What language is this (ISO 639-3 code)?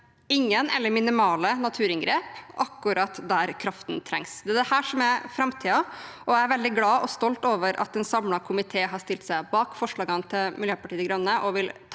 nor